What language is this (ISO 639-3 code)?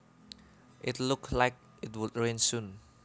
jav